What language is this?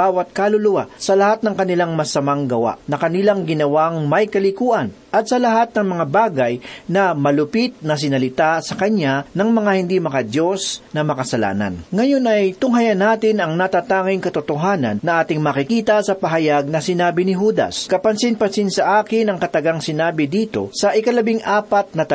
Filipino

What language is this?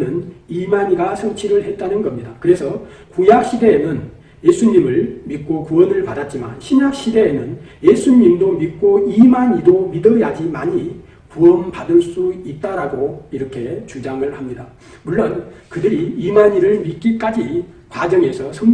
Korean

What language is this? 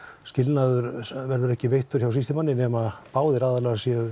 Icelandic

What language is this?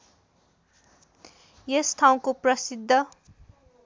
Nepali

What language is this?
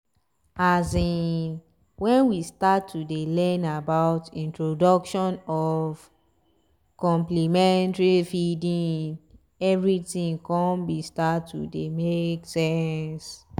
Nigerian Pidgin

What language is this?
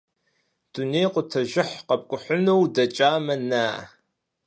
Kabardian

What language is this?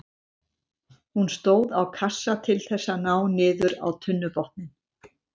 Icelandic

